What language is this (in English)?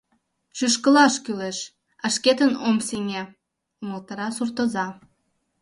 Mari